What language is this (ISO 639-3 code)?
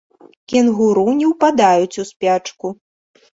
bel